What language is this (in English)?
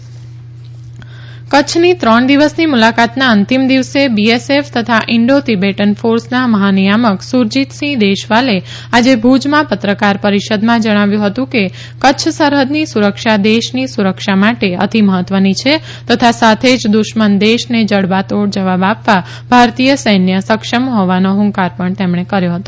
Gujarati